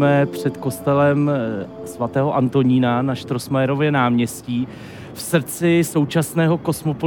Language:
Czech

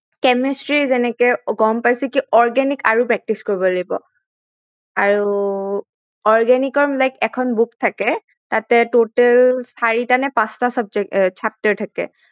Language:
Assamese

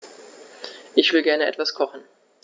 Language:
German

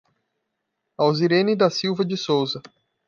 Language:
Portuguese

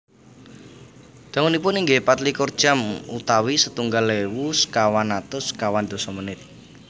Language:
Javanese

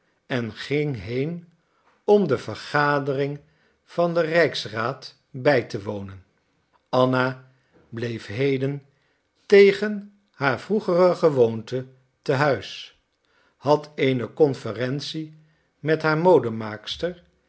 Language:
Dutch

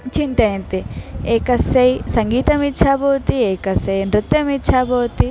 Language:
Sanskrit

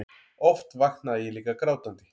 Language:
Icelandic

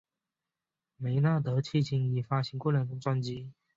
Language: Chinese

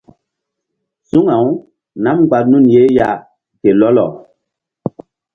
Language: Mbum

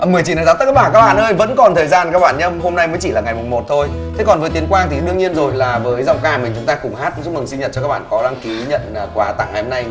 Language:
Vietnamese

